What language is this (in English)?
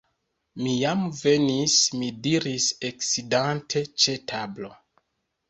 Esperanto